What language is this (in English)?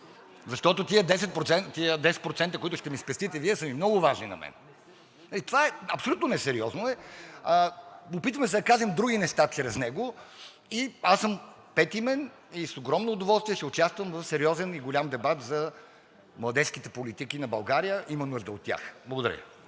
Bulgarian